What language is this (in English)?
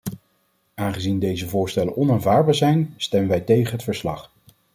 Dutch